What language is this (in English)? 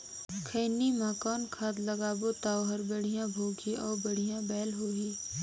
Chhattisgarhi